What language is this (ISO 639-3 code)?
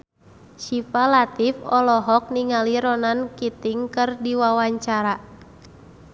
sun